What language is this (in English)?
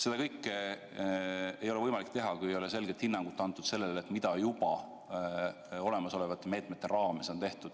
Estonian